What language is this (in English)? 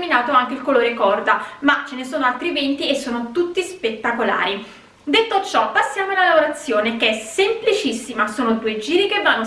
Italian